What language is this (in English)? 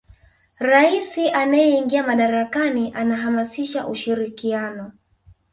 Swahili